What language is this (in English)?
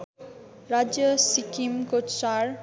Nepali